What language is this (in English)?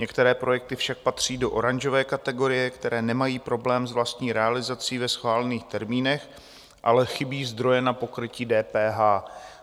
Czech